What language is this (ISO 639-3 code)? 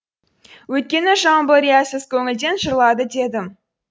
kaz